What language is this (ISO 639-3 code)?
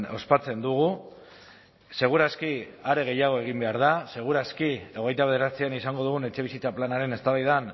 eus